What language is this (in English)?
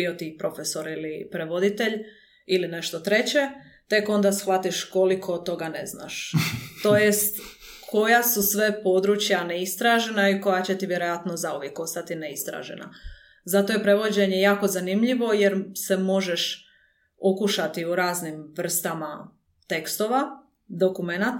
Croatian